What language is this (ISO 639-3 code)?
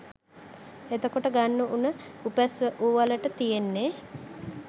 sin